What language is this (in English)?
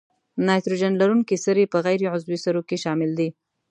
Pashto